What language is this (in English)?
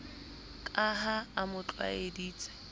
Southern Sotho